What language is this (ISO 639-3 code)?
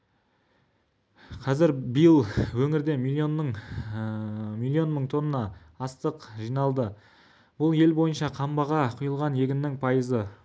kaz